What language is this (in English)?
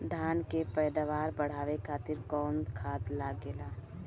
Bhojpuri